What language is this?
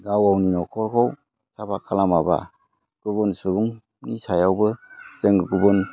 Bodo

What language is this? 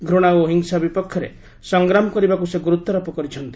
Odia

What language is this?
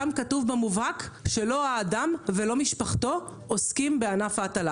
Hebrew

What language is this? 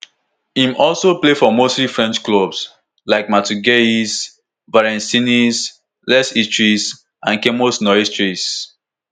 Nigerian Pidgin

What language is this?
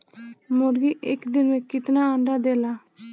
Bhojpuri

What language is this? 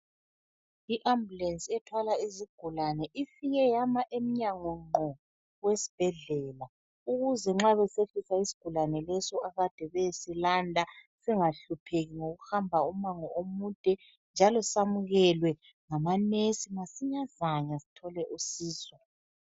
North Ndebele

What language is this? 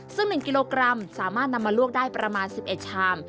Thai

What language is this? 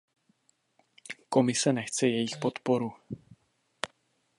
Czech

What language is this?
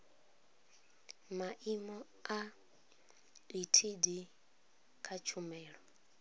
Venda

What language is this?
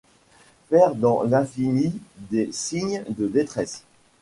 French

